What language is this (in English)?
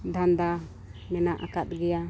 Santali